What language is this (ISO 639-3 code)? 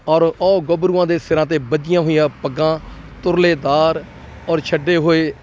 pan